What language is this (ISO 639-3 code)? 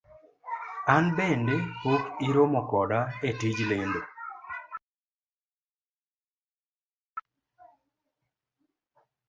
luo